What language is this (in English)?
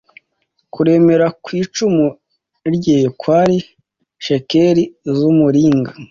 Kinyarwanda